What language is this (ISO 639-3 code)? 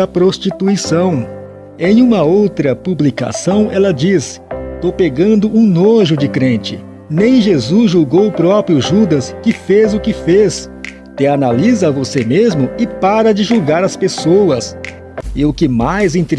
por